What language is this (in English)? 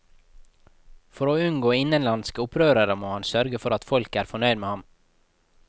Norwegian